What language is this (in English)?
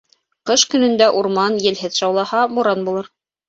Bashkir